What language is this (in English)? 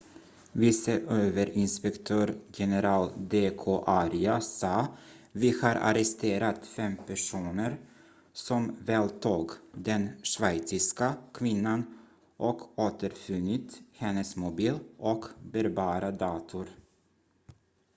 Swedish